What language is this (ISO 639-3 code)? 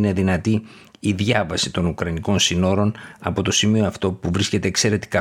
ell